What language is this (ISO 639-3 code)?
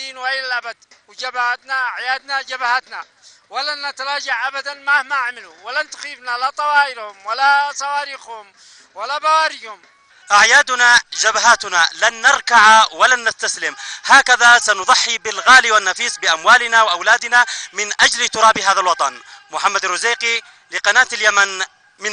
ara